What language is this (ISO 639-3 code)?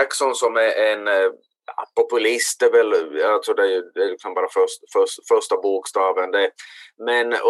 swe